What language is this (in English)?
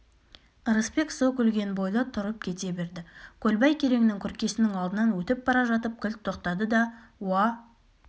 Kazakh